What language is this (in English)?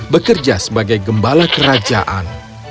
Indonesian